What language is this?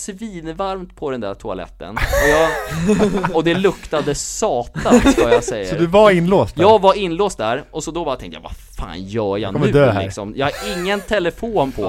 Swedish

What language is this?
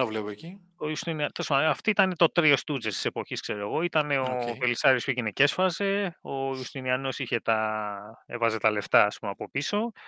Greek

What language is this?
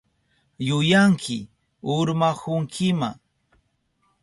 Southern Pastaza Quechua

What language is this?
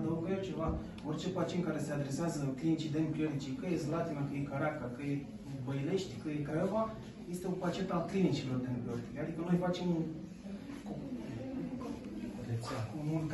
Romanian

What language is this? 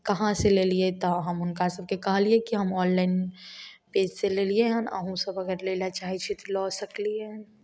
Maithili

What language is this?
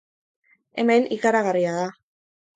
Basque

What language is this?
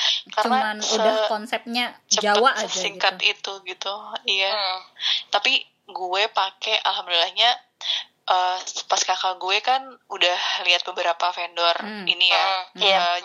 Indonesian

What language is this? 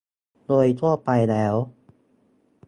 Thai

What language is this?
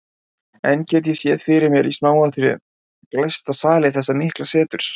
Icelandic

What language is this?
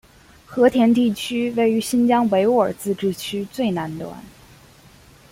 Chinese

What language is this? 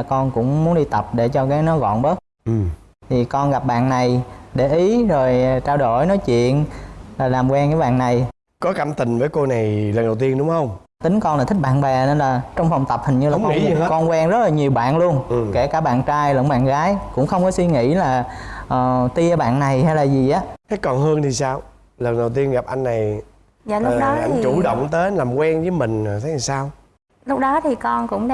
Vietnamese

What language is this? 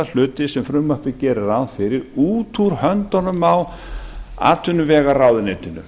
Icelandic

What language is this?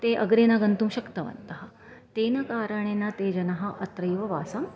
Sanskrit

